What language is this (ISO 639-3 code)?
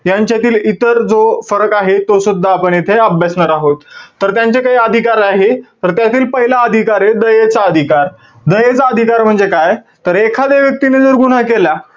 mar